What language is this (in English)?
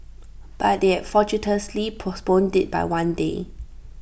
English